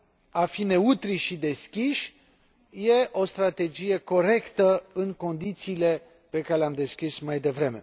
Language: Romanian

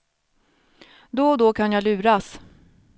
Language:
Swedish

